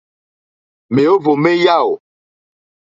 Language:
Mokpwe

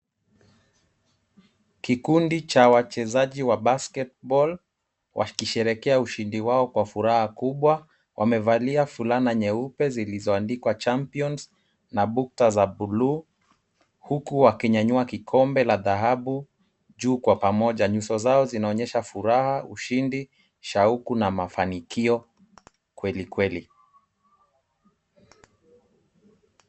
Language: Swahili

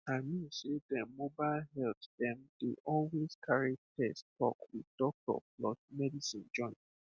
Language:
Nigerian Pidgin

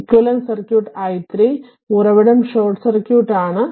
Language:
Malayalam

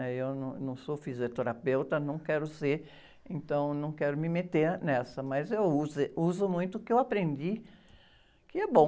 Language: Portuguese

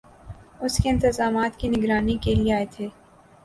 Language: Urdu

